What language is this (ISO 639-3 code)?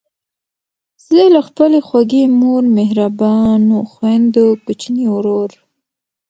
pus